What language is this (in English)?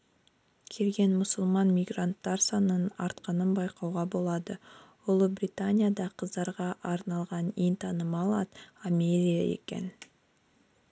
Kazakh